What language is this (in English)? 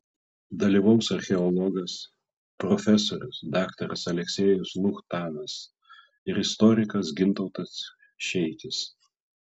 Lithuanian